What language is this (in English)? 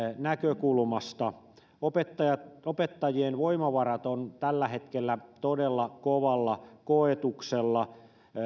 Finnish